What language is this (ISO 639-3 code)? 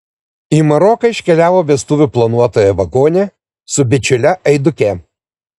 lit